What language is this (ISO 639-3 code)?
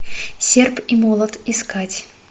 rus